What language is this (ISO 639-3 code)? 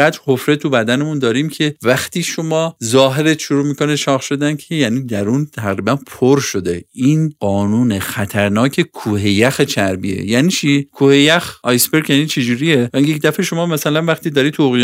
fas